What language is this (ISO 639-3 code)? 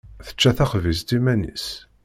kab